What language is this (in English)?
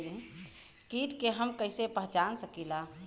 Bhojpuri